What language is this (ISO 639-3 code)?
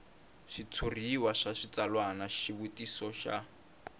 tso